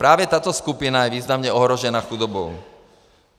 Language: Czech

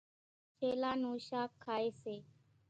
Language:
Kachi Koli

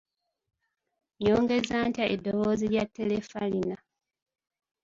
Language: Ganda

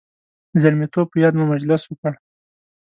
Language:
Pashto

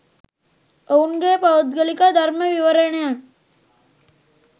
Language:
Sinhala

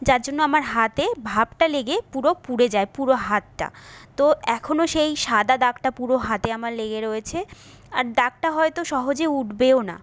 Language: Bangla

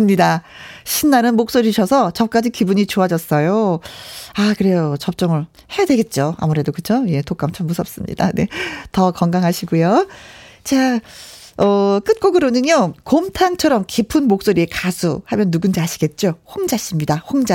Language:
Korean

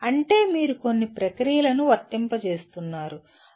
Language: Telugu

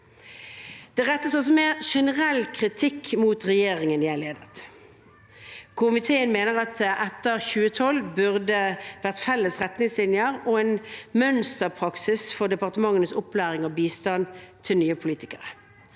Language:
Norwegian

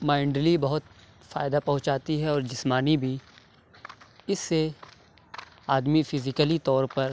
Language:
Urdu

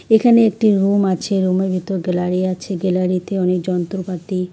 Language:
Bangla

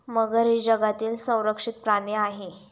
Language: Marathi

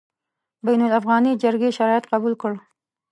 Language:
Pashto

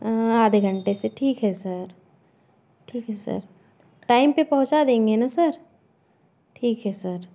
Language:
Hindi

